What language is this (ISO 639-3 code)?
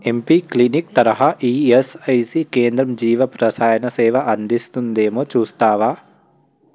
tel